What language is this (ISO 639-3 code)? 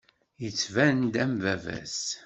kab